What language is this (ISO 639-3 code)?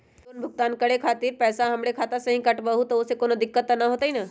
mag